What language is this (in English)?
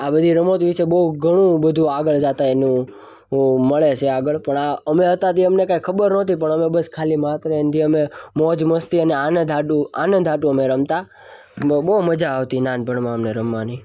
Gujarati